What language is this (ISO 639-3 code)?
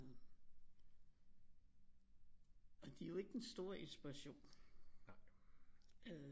dan